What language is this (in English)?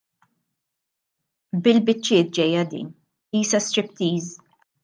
Maltese